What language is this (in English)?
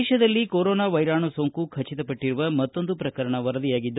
Kannada